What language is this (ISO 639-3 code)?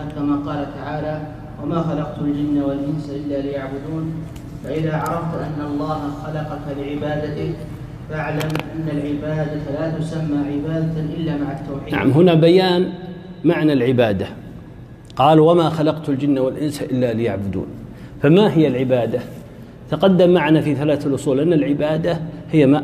ara